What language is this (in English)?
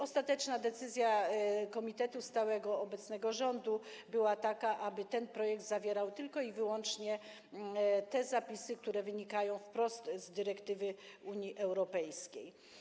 Polish